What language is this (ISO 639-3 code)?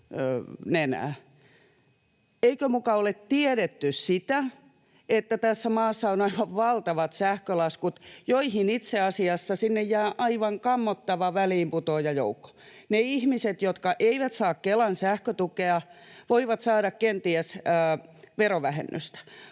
fin